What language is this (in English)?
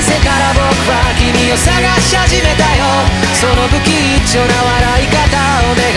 Korean